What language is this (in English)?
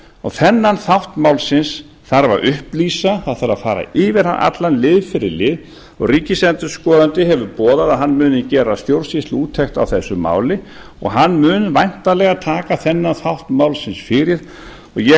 Icelandic